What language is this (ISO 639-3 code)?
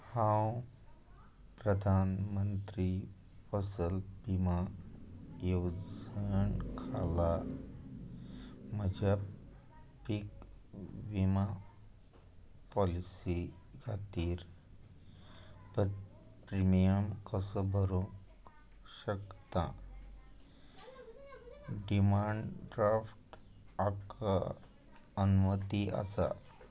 kok